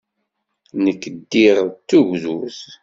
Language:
Kabyle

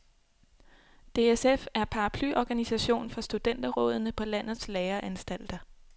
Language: Danish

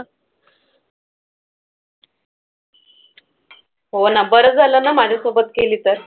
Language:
Marathi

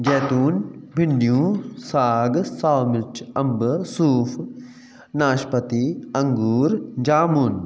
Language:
Sindhi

